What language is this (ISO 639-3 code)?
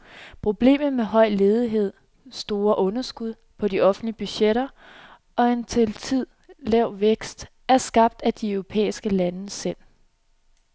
dan